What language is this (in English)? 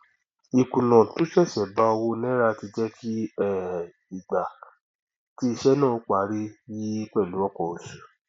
Yoruba